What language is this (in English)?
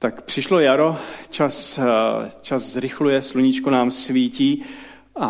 Czech